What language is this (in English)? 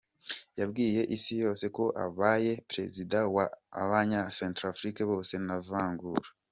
Kinyarwanda